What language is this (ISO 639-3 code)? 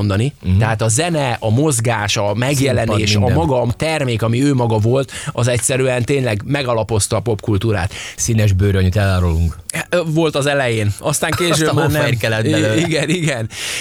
hun